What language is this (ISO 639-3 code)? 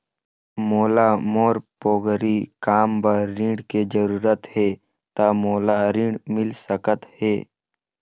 hne